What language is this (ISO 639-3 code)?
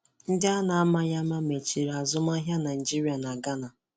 ibo